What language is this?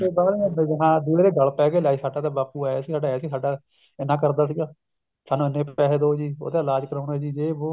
Punjabi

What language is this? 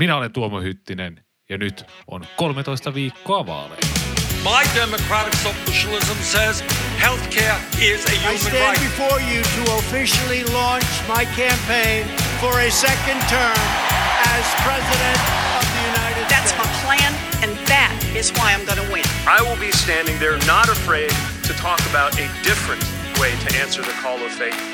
Finnish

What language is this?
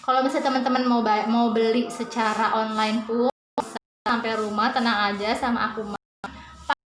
Indonesian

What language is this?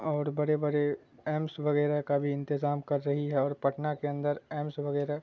Urdu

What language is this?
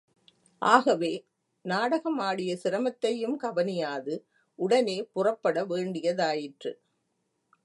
Tamil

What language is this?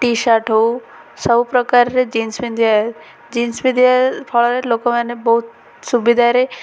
Odia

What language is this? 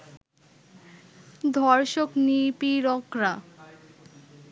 Bangla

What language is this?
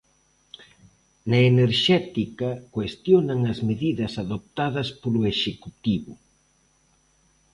Galician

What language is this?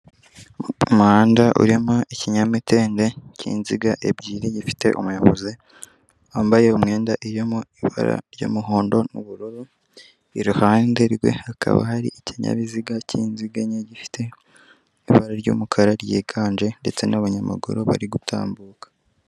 Kinyarwanda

